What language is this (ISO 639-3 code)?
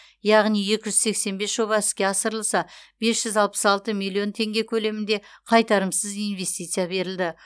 kaz